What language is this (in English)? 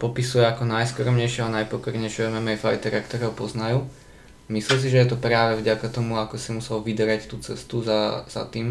Slovak